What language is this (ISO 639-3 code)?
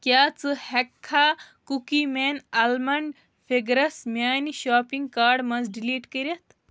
kas